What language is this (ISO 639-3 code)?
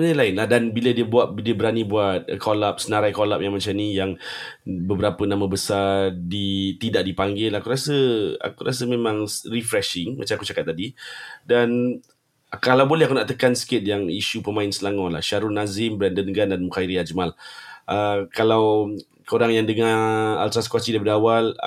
msa